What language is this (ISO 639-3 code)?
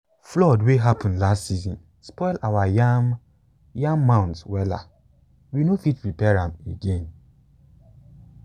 pcm